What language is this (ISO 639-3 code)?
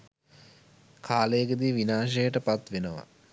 sin